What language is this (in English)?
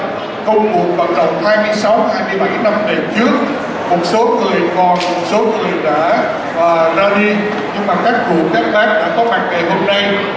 Vietnamese